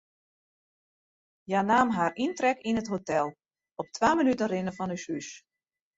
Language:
Western Frisian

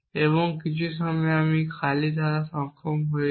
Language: Bangla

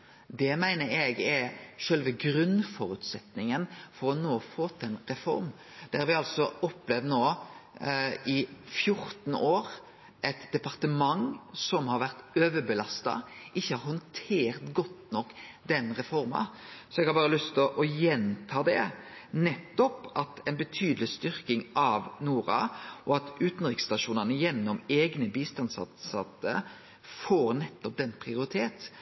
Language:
Norwegian Nynorsk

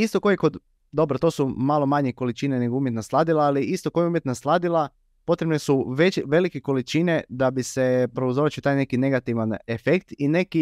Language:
Croatian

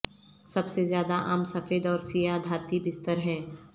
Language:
Urdu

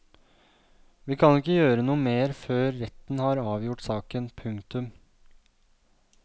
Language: Norwegian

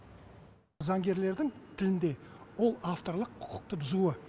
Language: Kazakh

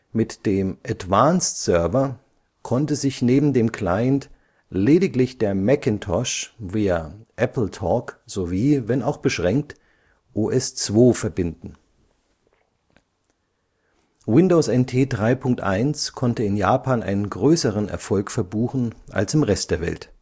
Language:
German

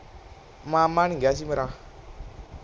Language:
Punjabi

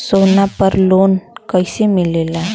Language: Bhojpuri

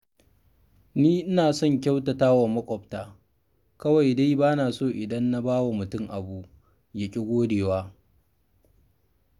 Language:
Hausa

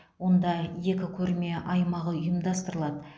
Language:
Kazakh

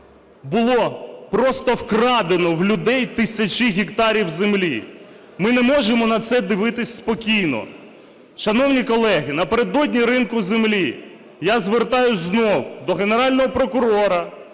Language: Ukrainian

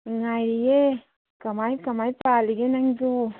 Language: Manipuri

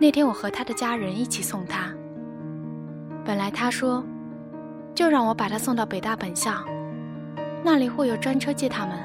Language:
Chinese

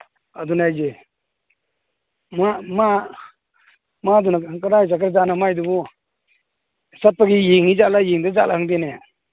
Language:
Manipuri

